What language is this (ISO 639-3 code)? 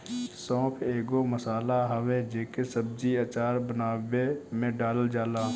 bho